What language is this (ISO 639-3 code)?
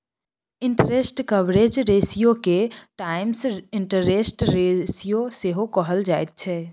mai